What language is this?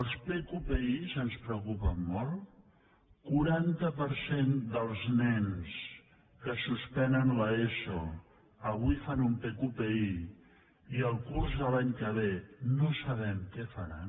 Catalan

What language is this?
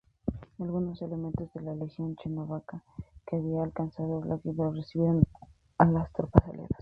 Spanish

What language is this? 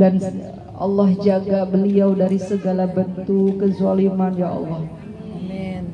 Indonesian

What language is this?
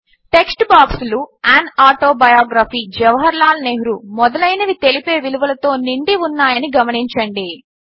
Telugu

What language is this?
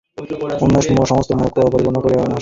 Bangla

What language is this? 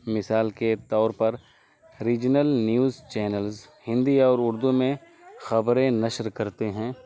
Urdu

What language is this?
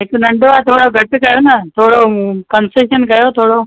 Sindhi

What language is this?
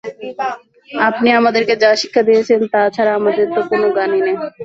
Bangla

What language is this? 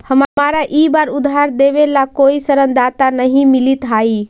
Magahi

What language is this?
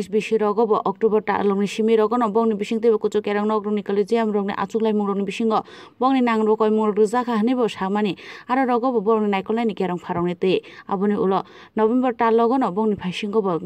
Vietnamese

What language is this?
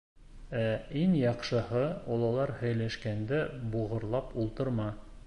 Bashkir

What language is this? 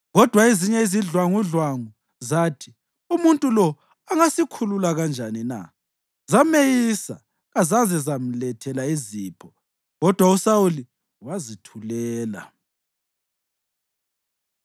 North Ndebele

